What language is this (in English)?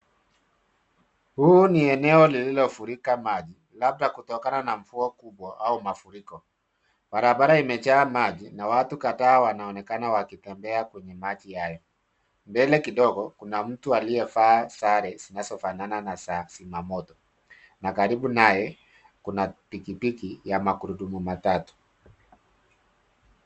Swahili